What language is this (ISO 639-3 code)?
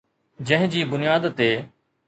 snd